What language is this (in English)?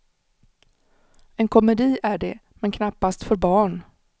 Swedish